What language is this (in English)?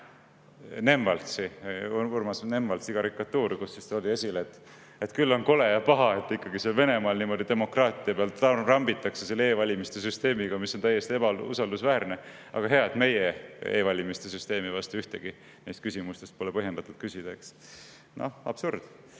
Estonian